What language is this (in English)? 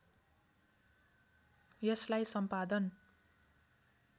Nepali